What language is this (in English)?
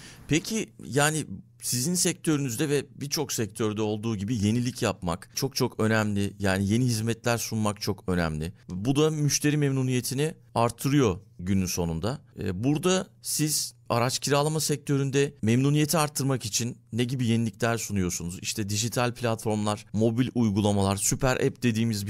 Turkish